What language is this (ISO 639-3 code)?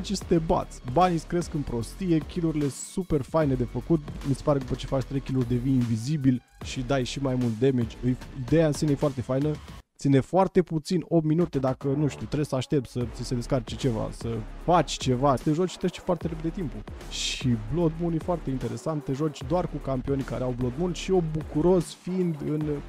ron